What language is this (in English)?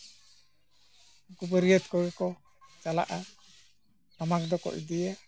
Santali